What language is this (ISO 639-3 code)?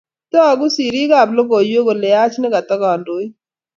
kln